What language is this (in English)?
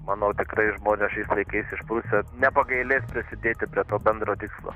Lithuanian